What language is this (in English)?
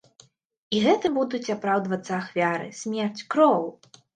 Belarusian